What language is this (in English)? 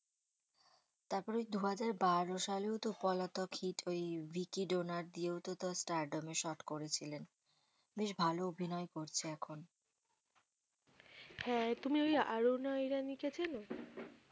Bangla